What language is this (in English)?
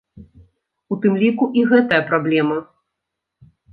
Belarusian